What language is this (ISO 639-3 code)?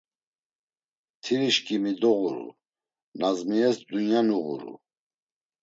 lzz